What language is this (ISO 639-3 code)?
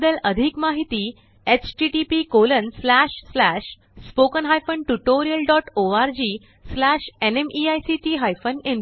mar